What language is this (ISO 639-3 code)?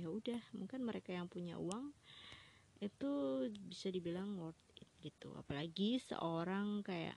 ind